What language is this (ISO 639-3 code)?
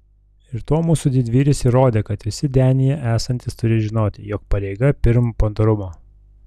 lit